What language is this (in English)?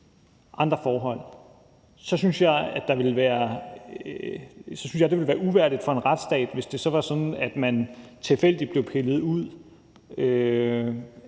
Danish